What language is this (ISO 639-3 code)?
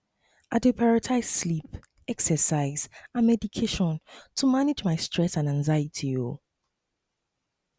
pcm